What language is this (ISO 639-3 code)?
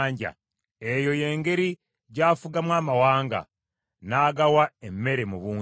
lug